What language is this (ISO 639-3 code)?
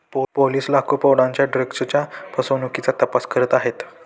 mar